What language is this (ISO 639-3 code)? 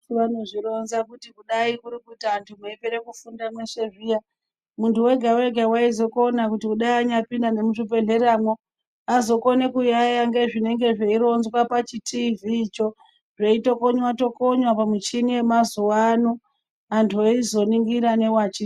ndc